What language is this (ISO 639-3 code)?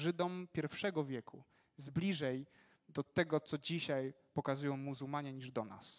pol